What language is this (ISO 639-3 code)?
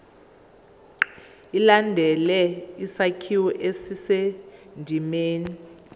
zul